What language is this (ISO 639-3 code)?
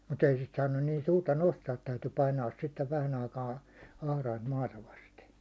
fin